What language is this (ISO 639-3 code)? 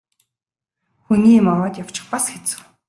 mon